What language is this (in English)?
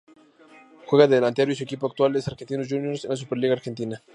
Spanish